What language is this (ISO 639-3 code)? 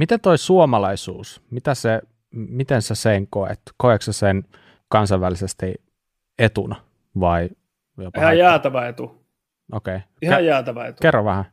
fin